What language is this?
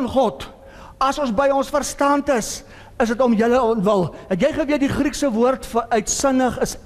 Dutch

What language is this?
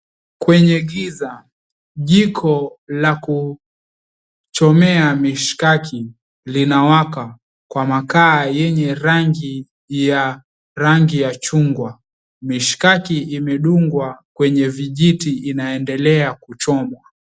Swahili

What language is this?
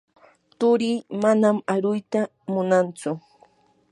Yanahuanca Pasco Quechua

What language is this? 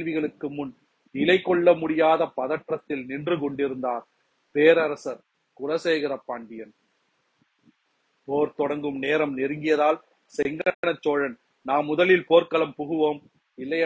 Tamil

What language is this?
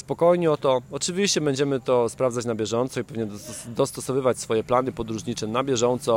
Polish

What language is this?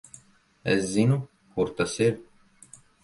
Latvian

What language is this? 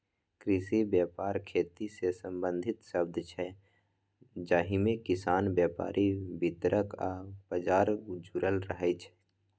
Maithili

